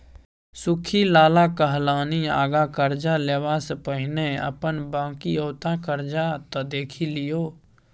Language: Maithili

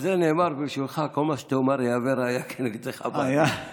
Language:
Hebrew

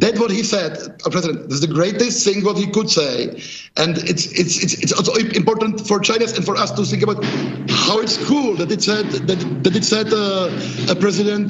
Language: Polish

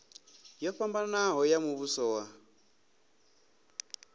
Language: Venda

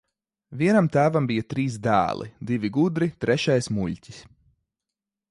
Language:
Latvian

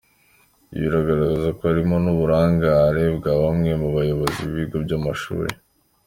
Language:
Kinyarwanda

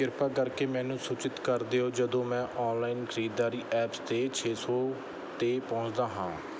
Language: Punjabi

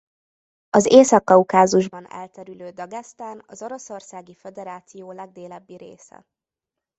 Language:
Hungarian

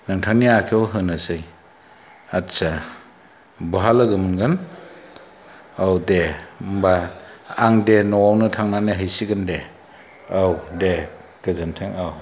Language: Bodo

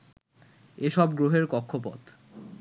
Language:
Bangla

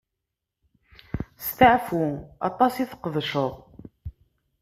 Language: Kabyle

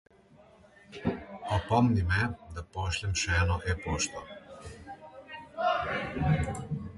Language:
Slovenian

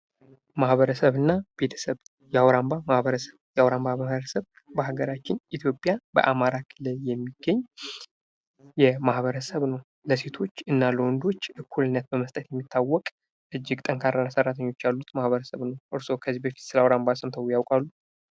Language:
Amharic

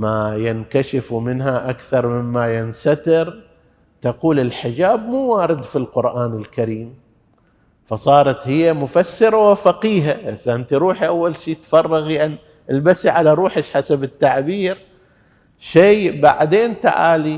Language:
Arabic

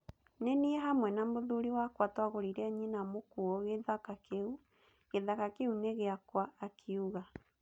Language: Kikuyu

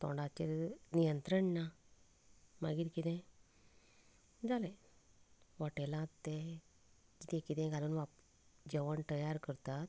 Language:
Konkani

